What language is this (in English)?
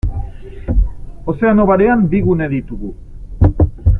Basque